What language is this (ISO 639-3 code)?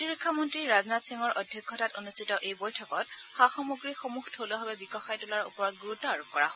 asm